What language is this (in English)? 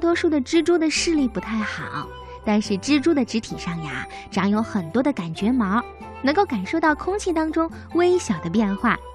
Chinese